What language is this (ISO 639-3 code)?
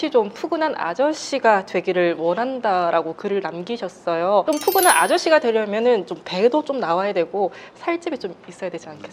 kor